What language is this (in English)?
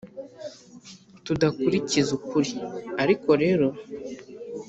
Kinyarwanda